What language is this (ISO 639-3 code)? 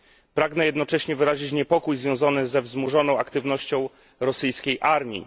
pol